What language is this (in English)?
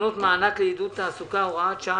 Hebrew